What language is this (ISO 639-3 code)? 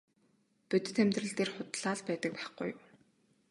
mon